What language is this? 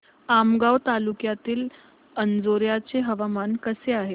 Marathi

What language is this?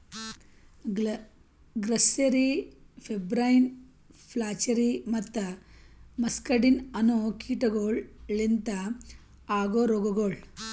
Kannada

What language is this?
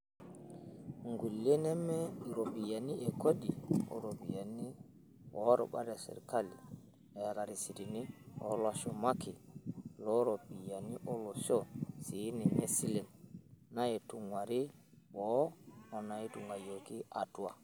Masai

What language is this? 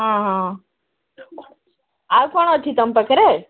Odia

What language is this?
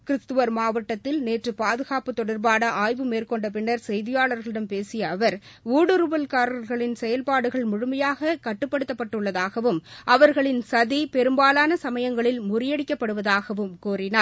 Tamil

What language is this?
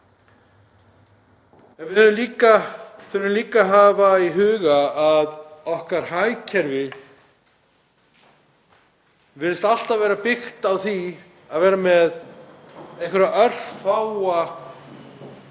Icelandic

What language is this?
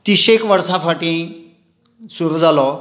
Konkani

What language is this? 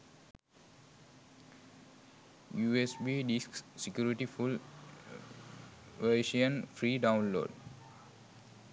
Sinhala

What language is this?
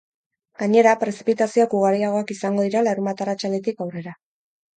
Basque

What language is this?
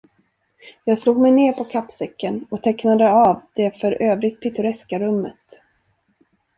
Swedish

